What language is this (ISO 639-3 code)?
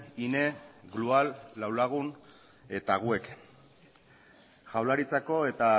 eus